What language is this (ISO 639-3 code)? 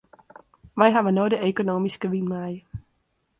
fry